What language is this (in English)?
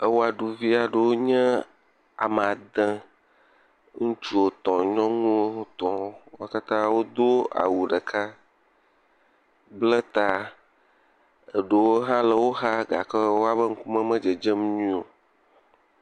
Ewe